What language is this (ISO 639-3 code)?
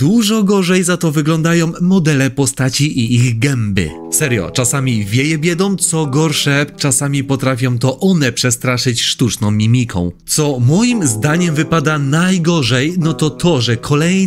pol